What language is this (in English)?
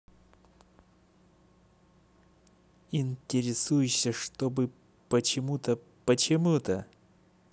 Russian